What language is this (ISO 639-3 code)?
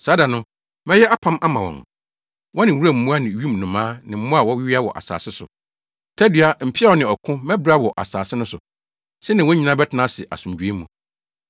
aka